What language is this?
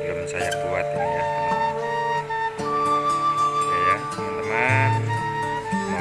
Indonesian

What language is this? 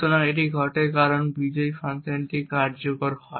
Bangla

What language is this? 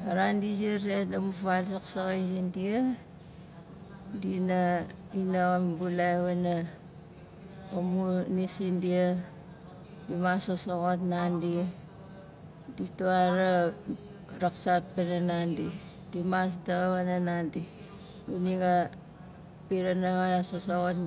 Nalik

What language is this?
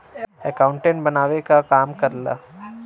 Bhojpuri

